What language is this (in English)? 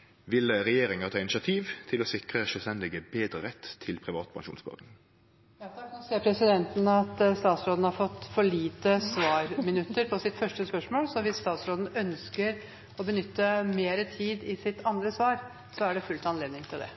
Norwegian